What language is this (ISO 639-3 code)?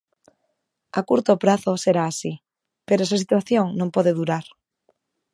glg